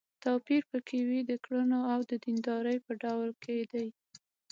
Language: Pashto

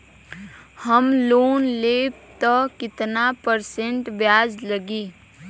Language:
Bhojpuri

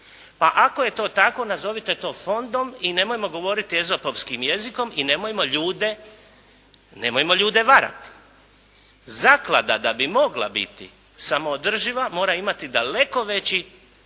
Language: Croatian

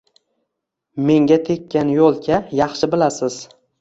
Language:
Uzbek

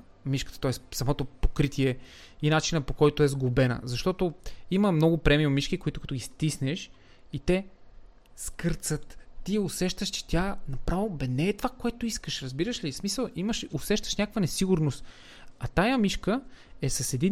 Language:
Bulgarian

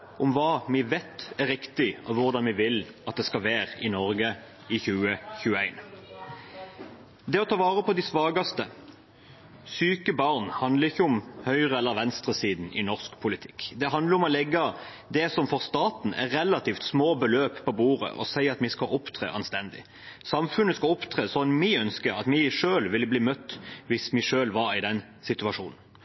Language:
Norwegian Bokmål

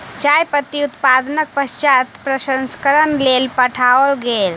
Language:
Maithili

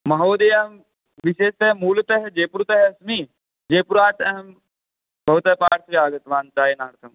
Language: Sanskrit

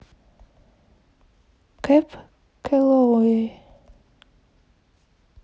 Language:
Russian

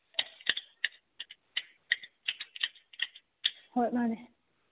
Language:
Manipuri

